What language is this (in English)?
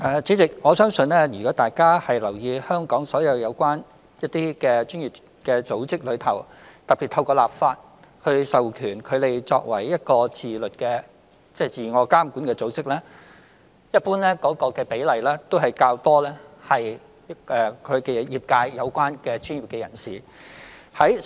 Cantonese